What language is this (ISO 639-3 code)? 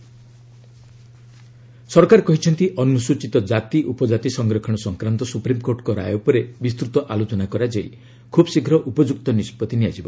ori